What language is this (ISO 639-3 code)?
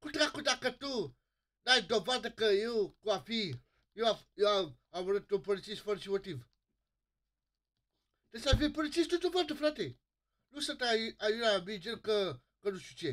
ron